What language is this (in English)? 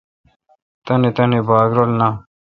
Kalkoti